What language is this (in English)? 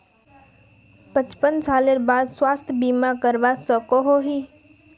Magahi